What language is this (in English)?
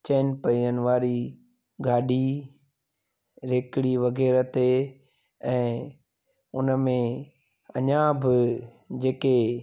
Sindhi